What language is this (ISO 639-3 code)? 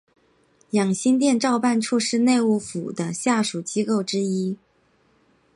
zho